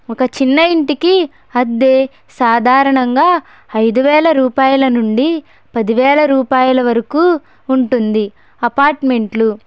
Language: Telugu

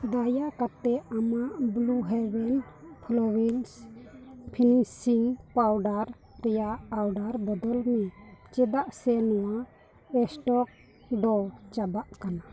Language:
Santali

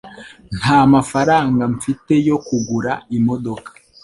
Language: Kinyarwanda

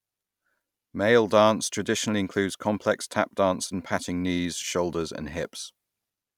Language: English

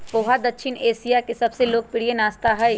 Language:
Magahi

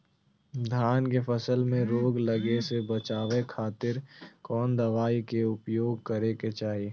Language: Magahi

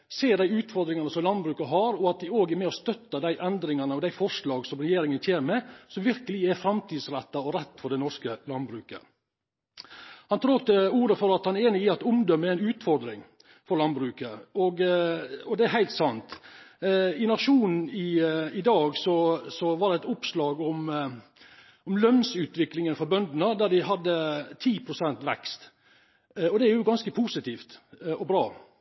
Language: Norwegian Nynorsk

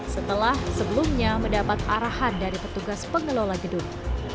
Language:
Indonesian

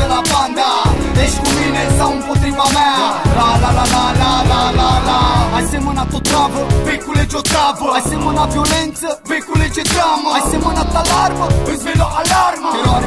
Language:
Romanian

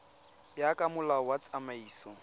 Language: Tswana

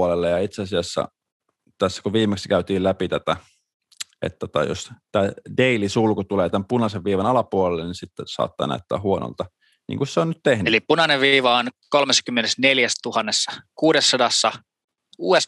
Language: Finnish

